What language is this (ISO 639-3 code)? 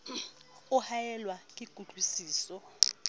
sot